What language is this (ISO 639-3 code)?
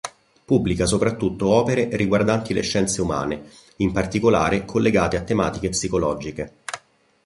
ita